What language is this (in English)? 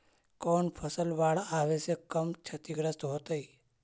Magahi